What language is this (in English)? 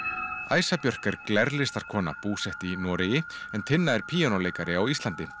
Icelandic